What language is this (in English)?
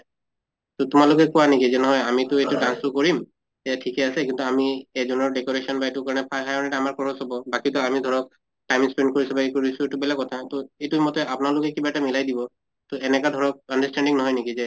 Assamese